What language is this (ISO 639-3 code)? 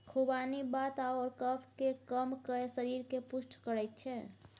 mai